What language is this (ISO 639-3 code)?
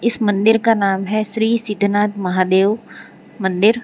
hin